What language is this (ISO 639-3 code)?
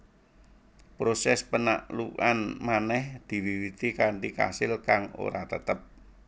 jav